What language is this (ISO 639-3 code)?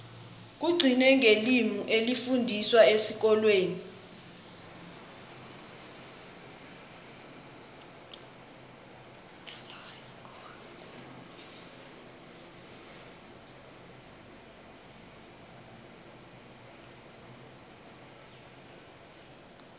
nbl